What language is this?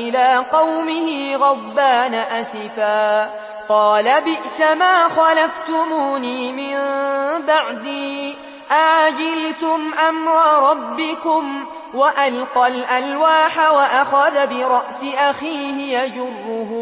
Arabic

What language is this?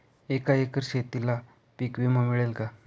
Marathi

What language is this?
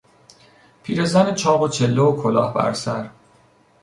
Persian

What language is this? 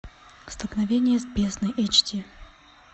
Russian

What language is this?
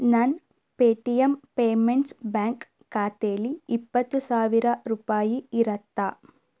Kannada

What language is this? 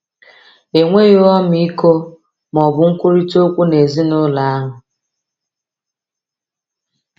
Igbo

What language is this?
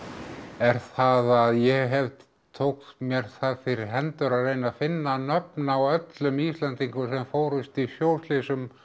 Icelandic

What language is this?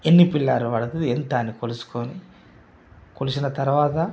Telugu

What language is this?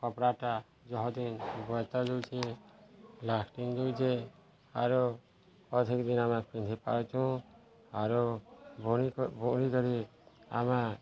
Odia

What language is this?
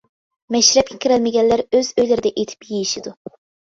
Uyghur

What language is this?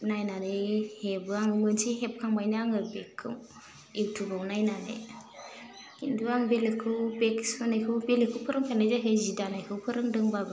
Bodo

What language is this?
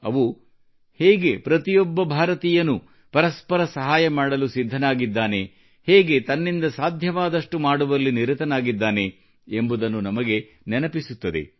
Kannada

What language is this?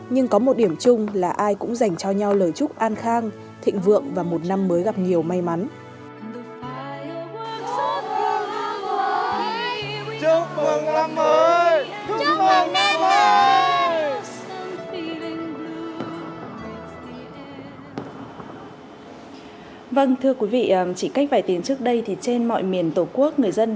Vietnamese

